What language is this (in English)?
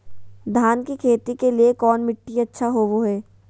Magahi